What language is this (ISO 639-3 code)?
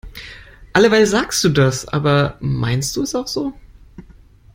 deu